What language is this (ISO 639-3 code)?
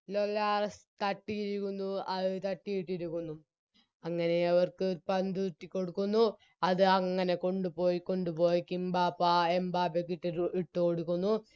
mal